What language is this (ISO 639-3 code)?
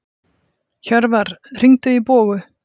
isl